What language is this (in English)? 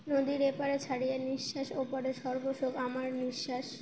Bangla